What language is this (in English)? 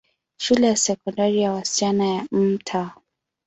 Swahili